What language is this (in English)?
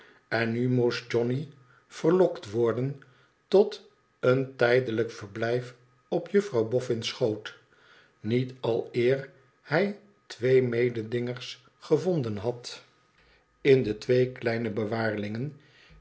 Dutch